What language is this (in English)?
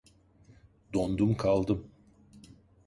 Turkish